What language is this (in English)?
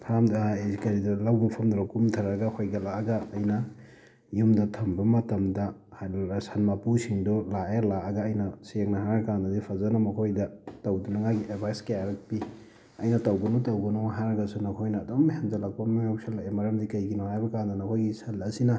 Manipuri